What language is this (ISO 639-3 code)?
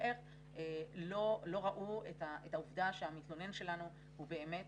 heb